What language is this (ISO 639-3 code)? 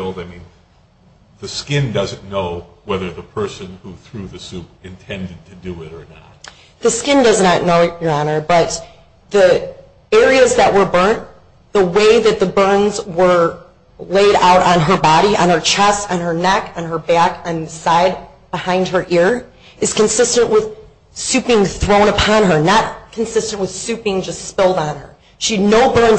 eng